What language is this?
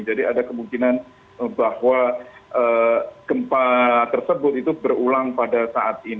Indonesian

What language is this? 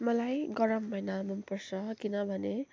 Nepali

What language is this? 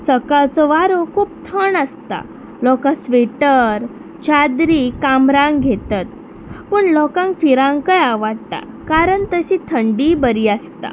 Konkani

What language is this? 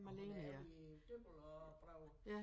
Danish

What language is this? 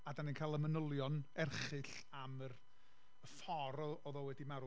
Welsh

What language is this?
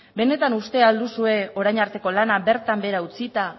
Basque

